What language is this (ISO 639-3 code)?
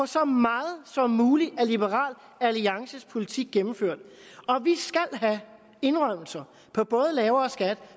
dan